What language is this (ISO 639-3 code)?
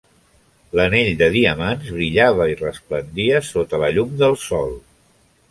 cat